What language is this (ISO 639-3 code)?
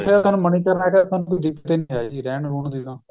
pan